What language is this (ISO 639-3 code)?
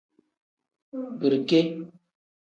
kdh